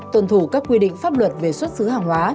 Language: Vietnamese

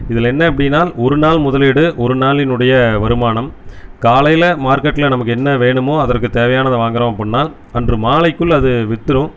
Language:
Tamil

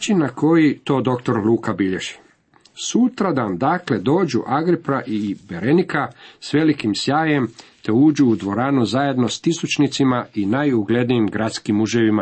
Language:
Croatian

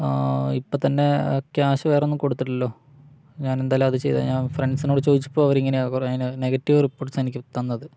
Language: Malayalam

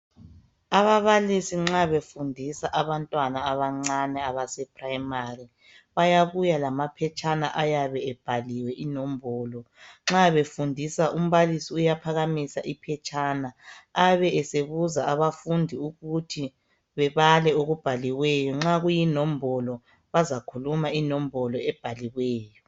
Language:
North Ndebele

